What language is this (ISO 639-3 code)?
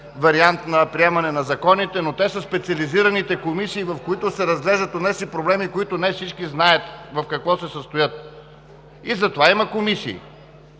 bul